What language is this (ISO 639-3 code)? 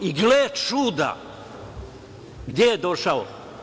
srp